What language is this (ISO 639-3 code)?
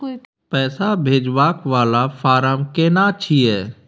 mai